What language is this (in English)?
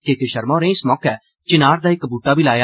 Dogri